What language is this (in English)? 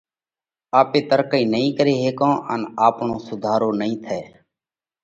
Parkari Koli